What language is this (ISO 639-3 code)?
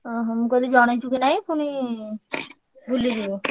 ori